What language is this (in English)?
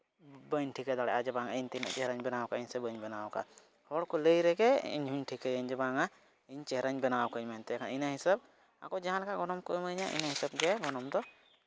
Santali